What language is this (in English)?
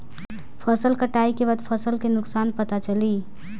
Bhojpuri